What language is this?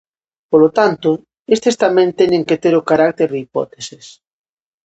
Galician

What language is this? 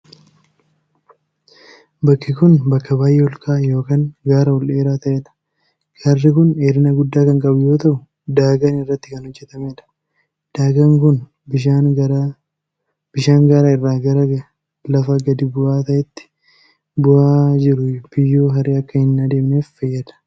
Oromo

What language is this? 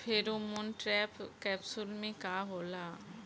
Bhojpuri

